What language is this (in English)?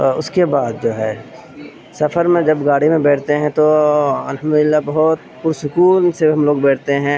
Urdu